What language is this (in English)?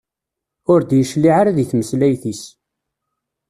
Kabyle